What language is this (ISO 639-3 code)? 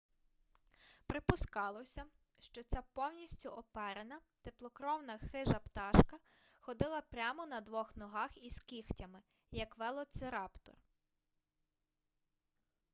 ukr